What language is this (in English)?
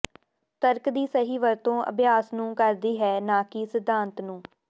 Punjabi